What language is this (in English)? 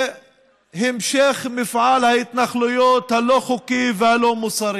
Hebrew